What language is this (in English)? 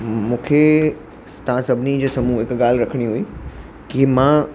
Sindhi